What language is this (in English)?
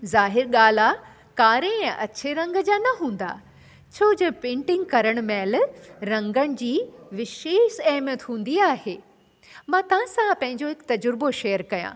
Sindhi